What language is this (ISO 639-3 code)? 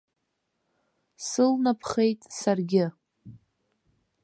abk